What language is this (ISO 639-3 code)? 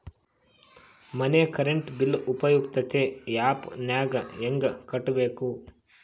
kan